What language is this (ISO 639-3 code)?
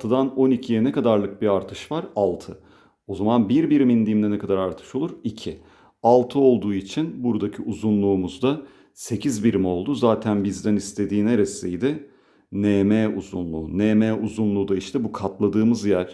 tur